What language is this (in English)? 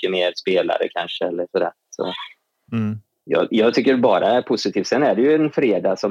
Swedish